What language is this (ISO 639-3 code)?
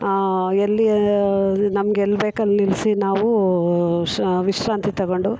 kan